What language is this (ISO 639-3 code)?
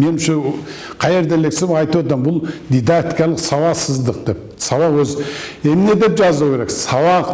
tur